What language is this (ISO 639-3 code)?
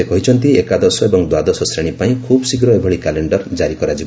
ori